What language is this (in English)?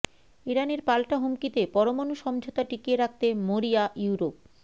Bangla